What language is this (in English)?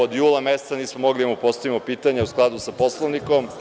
Serbian